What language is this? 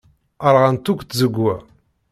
Kabyle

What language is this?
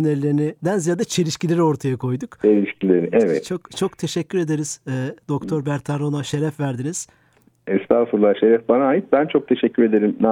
Turkish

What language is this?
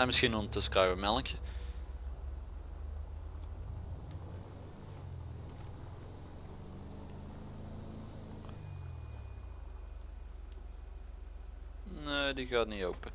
Dutch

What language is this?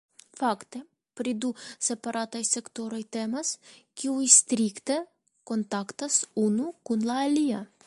Esperanto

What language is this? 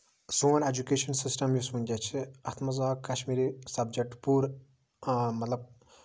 Kashmiri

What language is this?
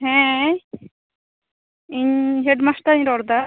Santali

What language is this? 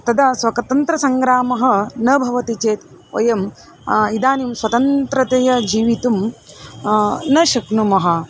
Sanskrit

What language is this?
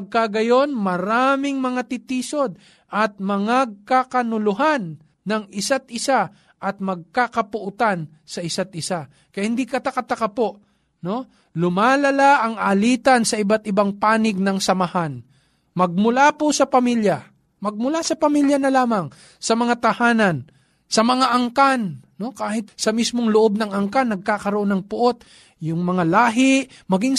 Filipino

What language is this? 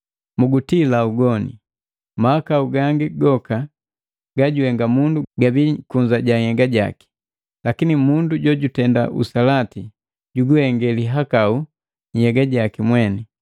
Matengo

